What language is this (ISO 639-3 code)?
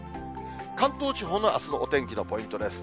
jpn